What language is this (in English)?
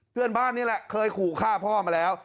Thai